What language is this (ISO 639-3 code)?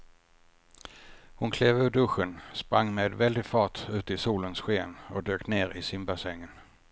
swe